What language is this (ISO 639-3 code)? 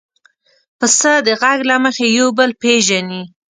pus